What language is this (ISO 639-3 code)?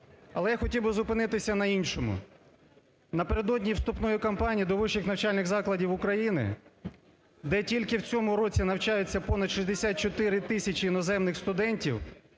ukr